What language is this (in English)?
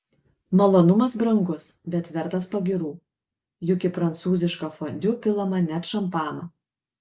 Lithuanian